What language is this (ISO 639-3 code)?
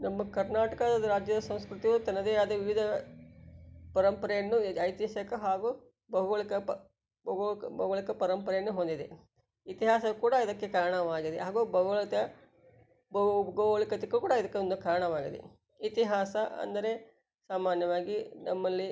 kan